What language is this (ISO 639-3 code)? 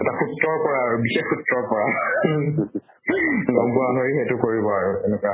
asm